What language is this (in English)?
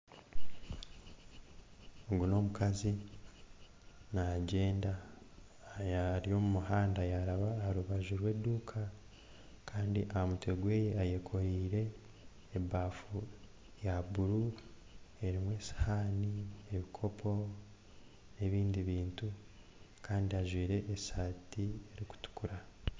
Nyankole